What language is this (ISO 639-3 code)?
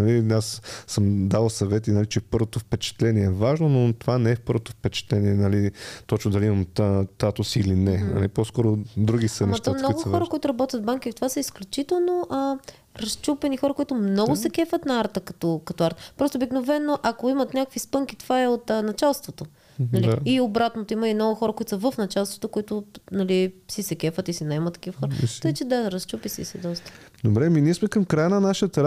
bul